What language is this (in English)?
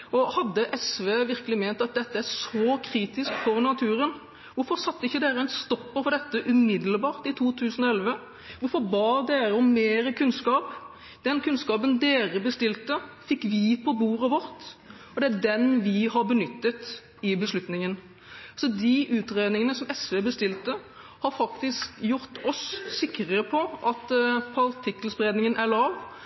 Norwegian Bokmål